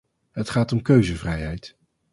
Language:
Dutch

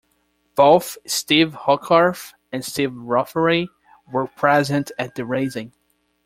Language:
English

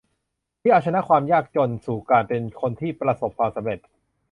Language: Thai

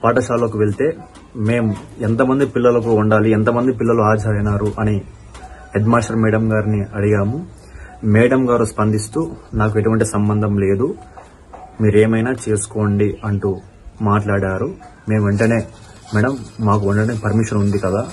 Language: Telugu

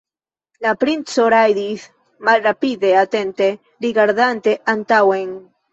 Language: Esperanto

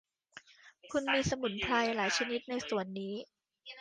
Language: Thai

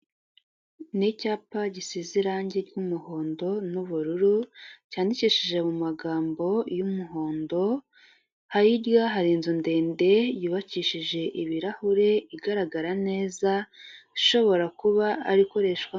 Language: Kinyarwanda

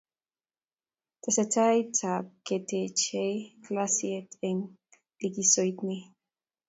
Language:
Kalenjin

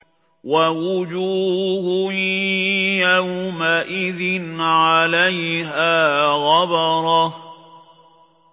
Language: Arabic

